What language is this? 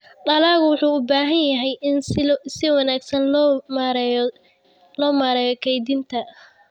Somali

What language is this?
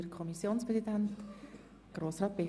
Swiss German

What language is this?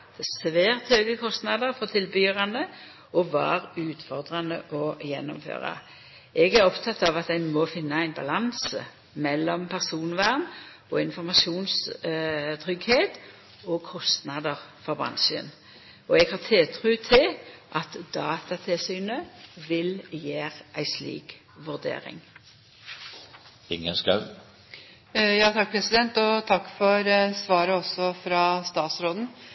Norwegian Nynorsk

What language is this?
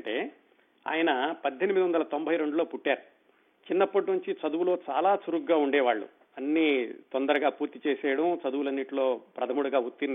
Telugu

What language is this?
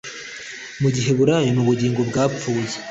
Kinyarwanda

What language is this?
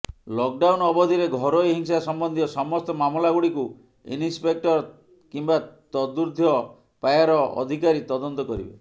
Odia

